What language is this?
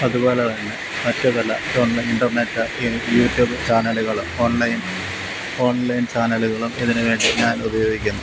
Malayalam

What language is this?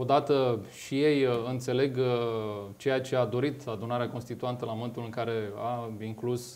Romanian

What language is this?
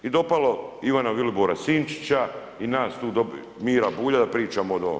Croatian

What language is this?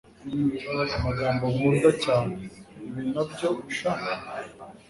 Kinyarwanda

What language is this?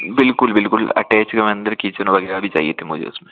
Hindi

